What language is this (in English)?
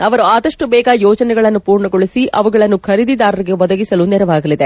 Kannada